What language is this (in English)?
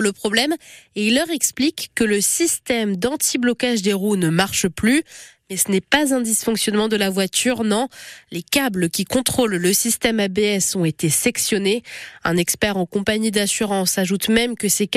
French